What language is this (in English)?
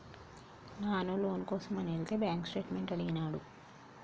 Telugu